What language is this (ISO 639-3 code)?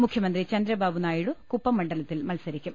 mal